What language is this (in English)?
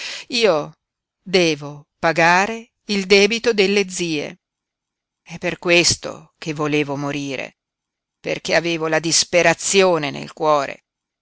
Italian